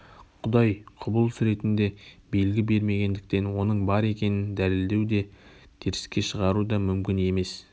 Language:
Kazakh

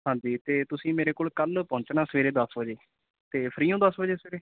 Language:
Punjabi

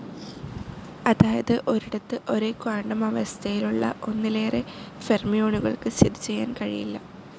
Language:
Malayalam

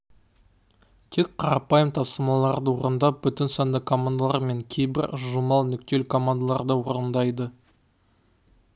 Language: Kazakh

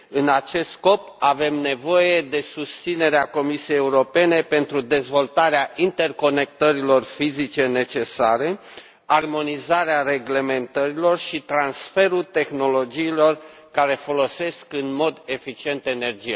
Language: Romanian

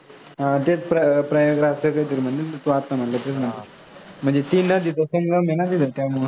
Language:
Marathi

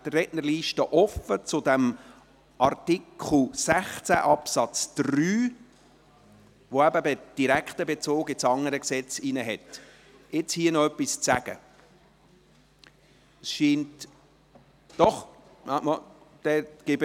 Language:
Swiss German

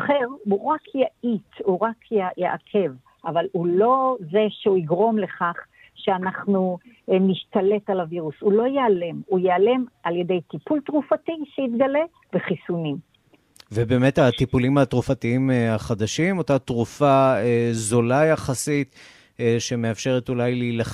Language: Hebrew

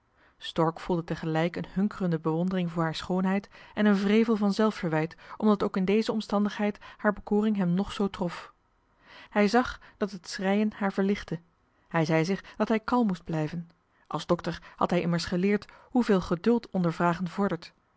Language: Dutch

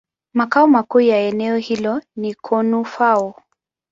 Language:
Swahili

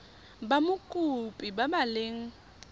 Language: Tswana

